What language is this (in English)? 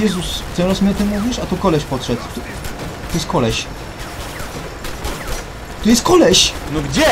Polish